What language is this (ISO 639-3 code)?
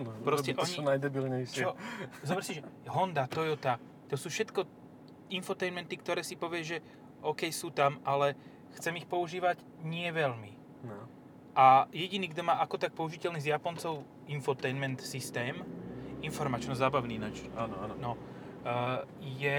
slk